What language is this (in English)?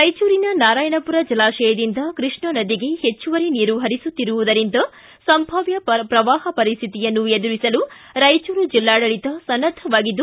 Kannada